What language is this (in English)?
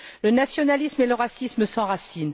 French